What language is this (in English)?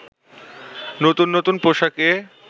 Bangla